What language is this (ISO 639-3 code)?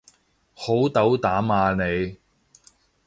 yue